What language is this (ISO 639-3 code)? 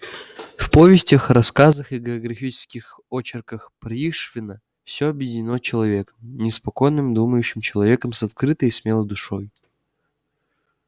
rus